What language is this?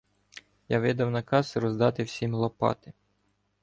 Ukrainian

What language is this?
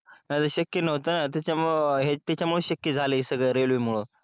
Marathi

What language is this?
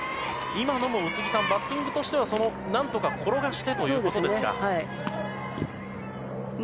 Japanese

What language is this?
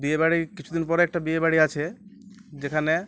Bangla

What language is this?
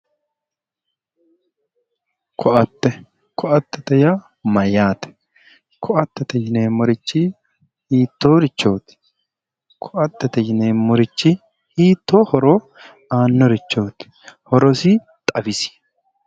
Sidamo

